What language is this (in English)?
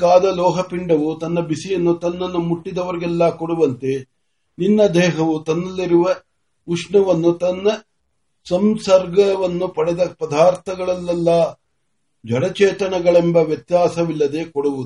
Marathi